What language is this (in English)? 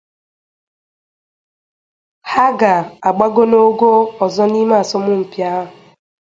Igbo